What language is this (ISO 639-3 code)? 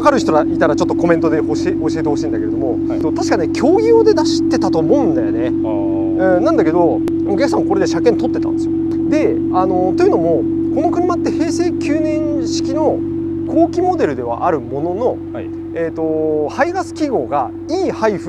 jpn